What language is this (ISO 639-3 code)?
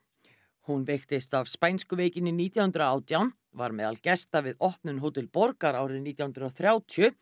isl